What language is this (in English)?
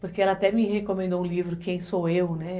Portuguese